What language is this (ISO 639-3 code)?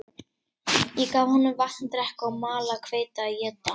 isl